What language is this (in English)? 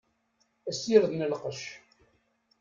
Kabyle